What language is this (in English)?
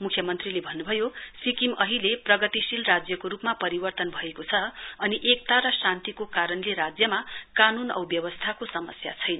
Nepali